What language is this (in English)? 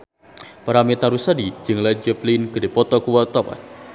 Sundanese